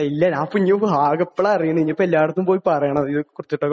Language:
Malayalam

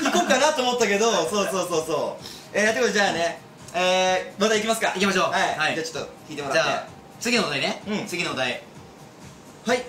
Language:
Japanese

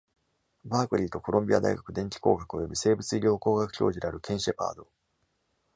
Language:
Japanese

